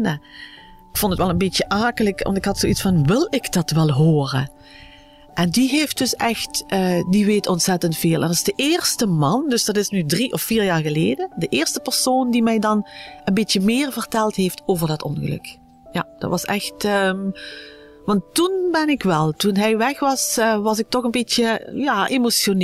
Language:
Dutch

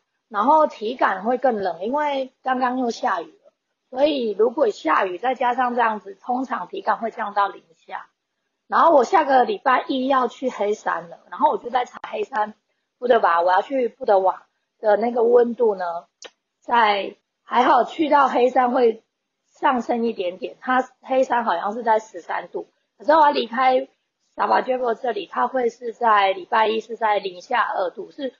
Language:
Chinese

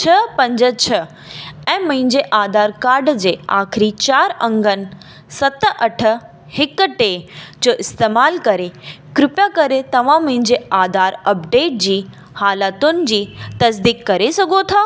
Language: Sindhi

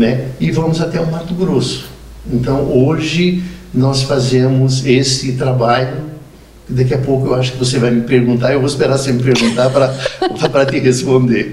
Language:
Portuguese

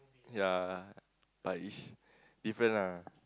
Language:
English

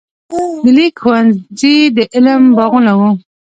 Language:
Pashto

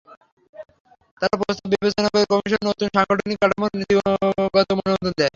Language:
Bangla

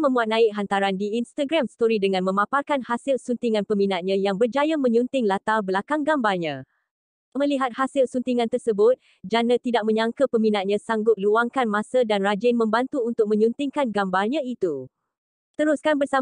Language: Malay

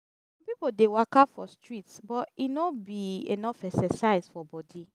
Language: Nigerian Pidgin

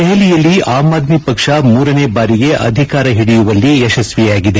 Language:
Kannada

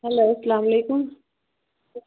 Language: Kashmiri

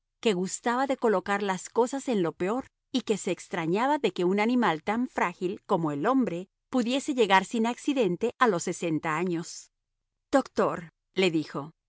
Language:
Spanish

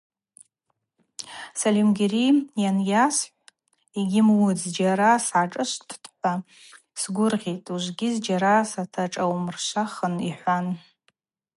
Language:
Abaza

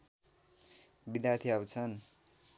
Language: Nepali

